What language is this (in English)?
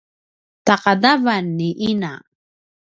Paiwan